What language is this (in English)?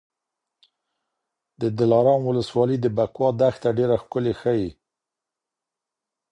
Pashto